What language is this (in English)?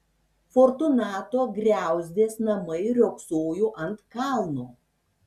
Lithuanian